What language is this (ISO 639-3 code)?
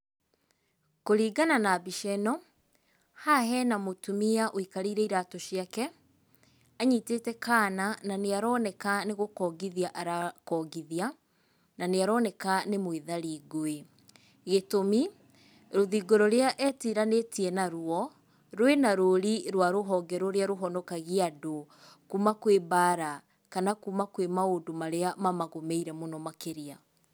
kik